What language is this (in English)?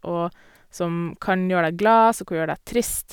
Norwegian